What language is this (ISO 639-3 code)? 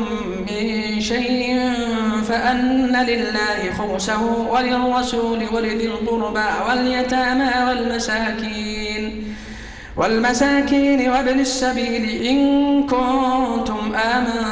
ara